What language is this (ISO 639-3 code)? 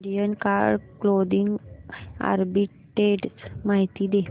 mar